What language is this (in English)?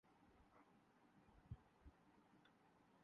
Urdu